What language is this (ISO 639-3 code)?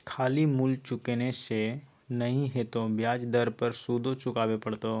mai